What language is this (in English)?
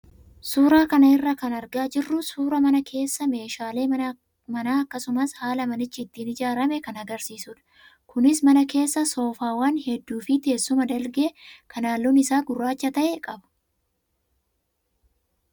Oromo